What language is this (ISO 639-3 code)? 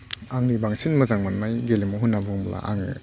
brx